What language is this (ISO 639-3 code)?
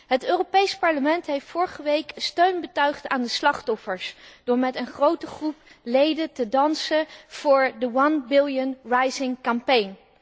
nld